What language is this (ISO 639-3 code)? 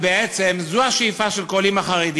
heb